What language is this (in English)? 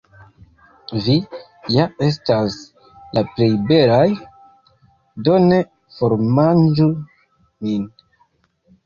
Esperanto